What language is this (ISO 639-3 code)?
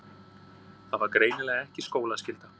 isl